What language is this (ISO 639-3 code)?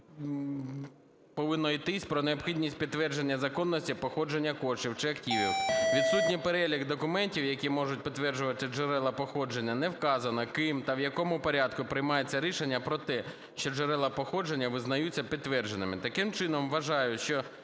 ukr